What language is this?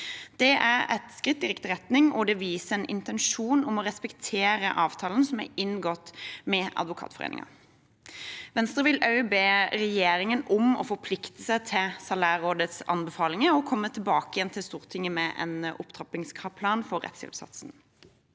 Norwegian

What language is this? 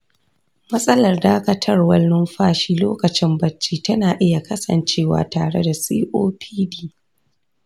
Hausa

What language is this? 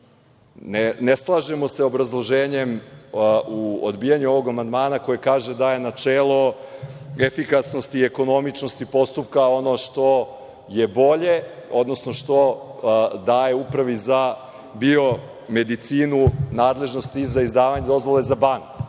Serbian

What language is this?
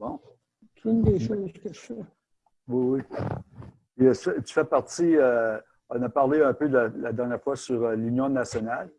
French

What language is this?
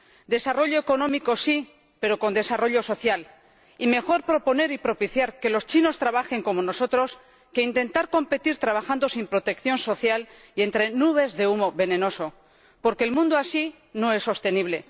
Spanish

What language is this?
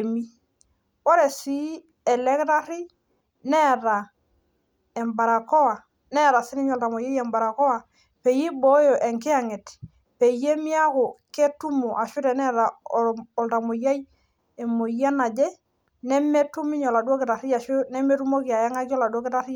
Masai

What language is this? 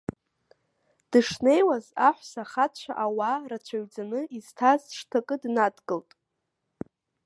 Abkhazian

